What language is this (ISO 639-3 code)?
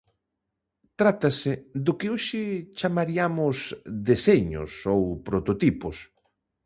glg